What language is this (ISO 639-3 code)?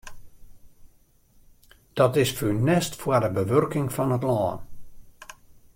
fry